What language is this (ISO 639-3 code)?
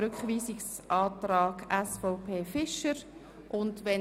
gsw